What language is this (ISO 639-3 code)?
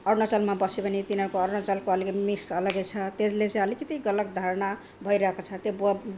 nep